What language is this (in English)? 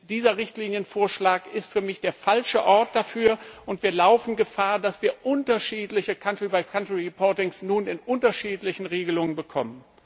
German